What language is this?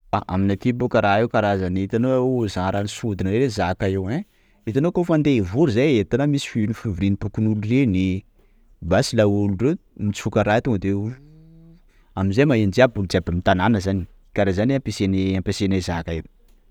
Sakalava Malagasy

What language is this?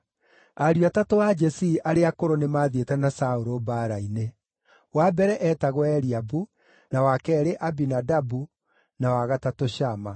Kikuyu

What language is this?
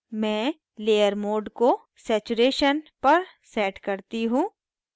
Hindi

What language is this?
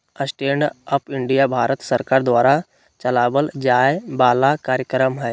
Magahi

